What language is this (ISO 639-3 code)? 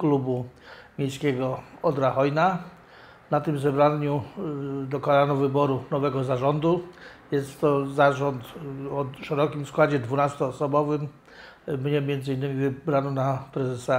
pol